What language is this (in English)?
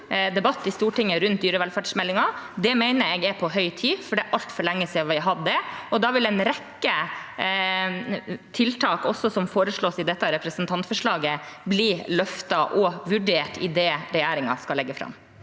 Norwegian